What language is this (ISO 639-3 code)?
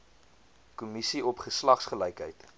afr